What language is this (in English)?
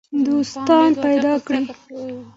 Pashto